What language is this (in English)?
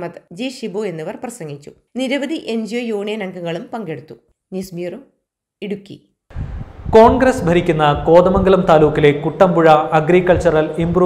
Malayalam